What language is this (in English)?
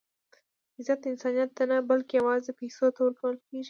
Pashto